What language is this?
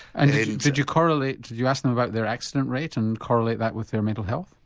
English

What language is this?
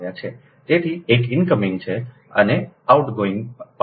Gujarati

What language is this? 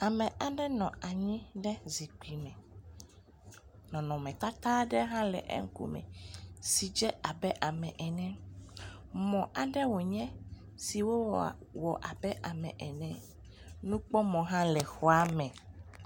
Ewe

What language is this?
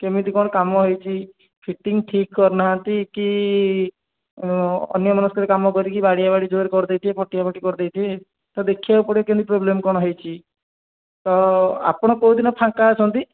Odia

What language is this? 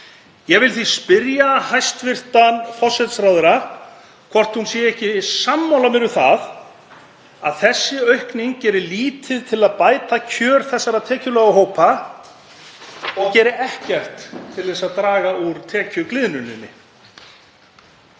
Icelandic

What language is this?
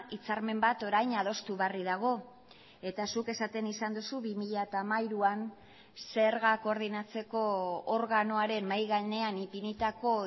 Basque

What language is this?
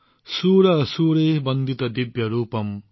Assamese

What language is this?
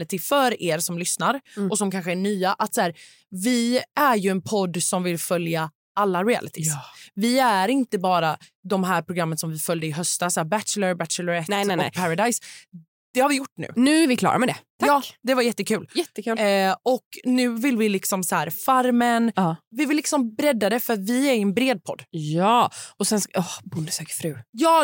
Swedish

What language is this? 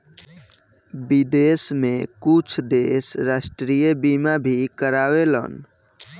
Bhojpuri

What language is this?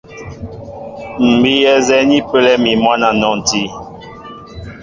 Mbo (Cameroon)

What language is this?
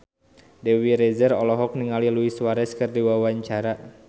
Sundanese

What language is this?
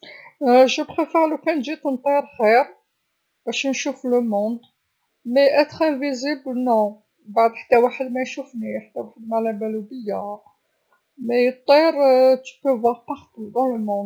Algerian Arabic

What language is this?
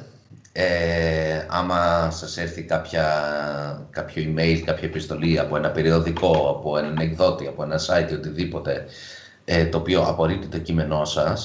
Greek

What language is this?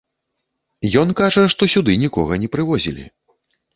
Belarusian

